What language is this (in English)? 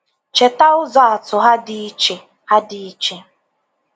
Igbo